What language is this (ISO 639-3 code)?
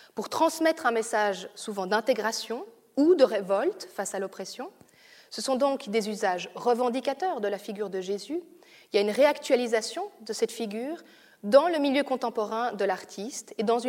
fra